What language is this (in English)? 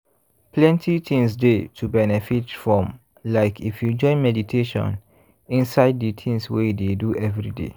Nigerian Pidgin